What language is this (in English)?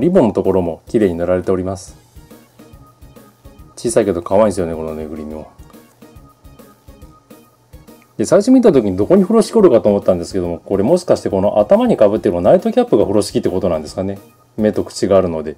Japanese